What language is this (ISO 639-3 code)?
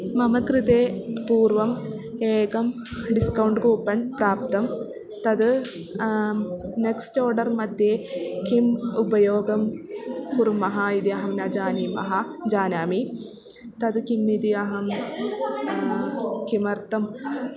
san